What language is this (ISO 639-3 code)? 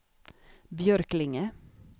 swe